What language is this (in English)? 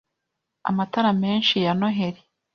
Kinyarwanda